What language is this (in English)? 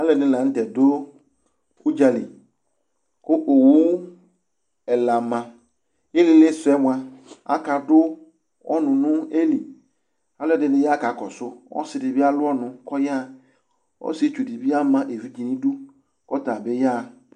Ikposo